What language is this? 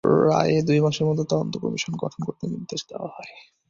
Bangla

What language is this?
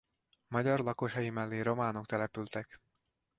Hungarian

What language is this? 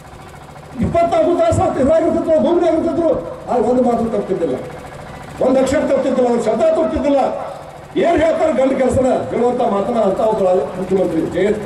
Turkish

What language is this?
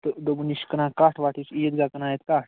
Kashmiri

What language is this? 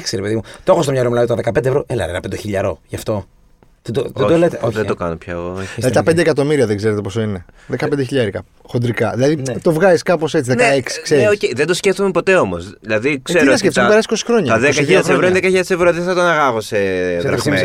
Greek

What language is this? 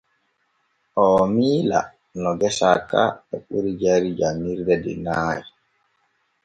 Borgu Fulfulde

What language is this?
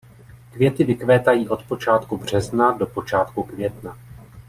Czech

